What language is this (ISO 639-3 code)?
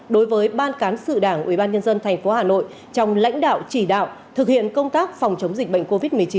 vie